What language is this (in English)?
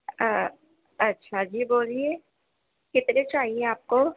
Urdu